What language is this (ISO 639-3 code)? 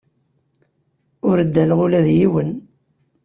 kab